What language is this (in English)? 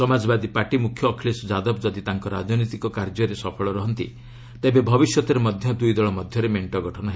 Odia